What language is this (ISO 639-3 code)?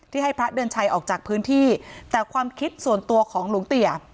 tha